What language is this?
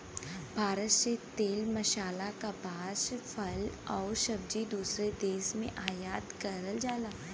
Bhojpuri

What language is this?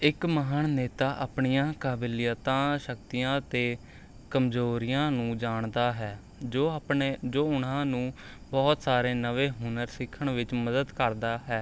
Punjabi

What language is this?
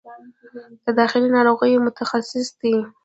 Pashto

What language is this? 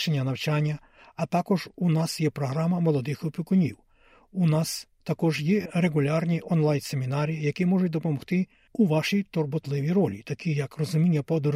Ukrainian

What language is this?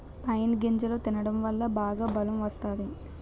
Telugu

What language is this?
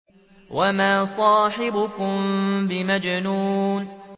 Arabic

